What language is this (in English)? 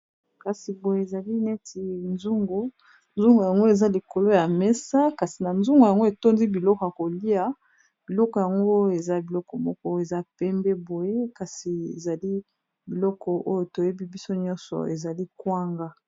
Lingala